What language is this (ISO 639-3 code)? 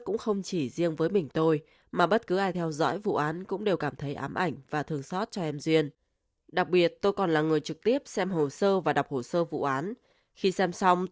vie